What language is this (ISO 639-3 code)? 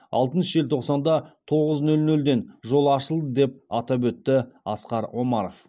kaz